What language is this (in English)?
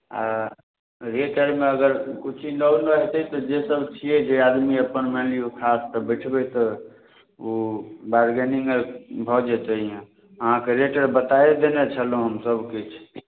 Maithili